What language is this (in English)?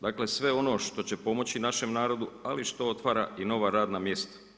Croatian